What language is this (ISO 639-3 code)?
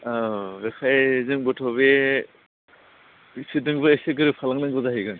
brx